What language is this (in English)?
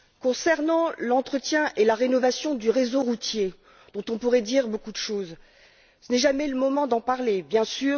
French